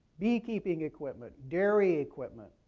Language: English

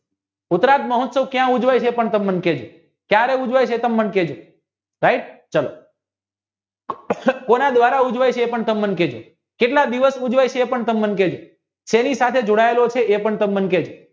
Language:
Gujarati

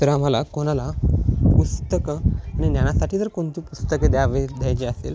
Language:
Marathi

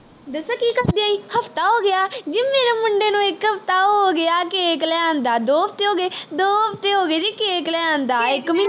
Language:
Punjabi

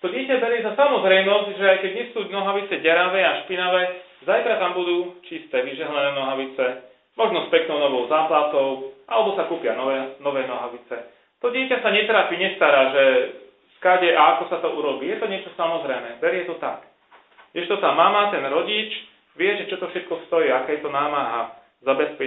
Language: Slovak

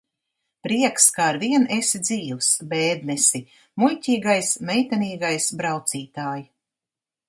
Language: Latvian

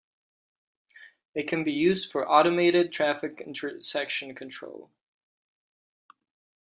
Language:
English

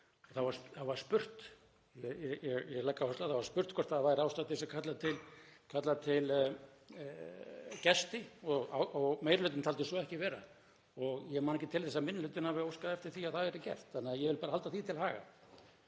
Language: Icelandic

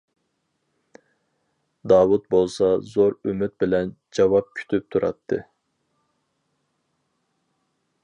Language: Uyghur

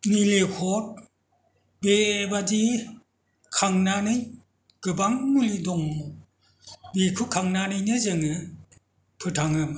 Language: Bodo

